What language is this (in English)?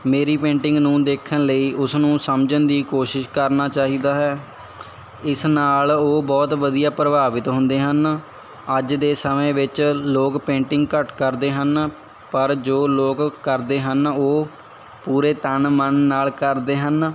Punjabi